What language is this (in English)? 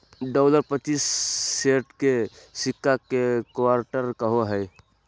Magahi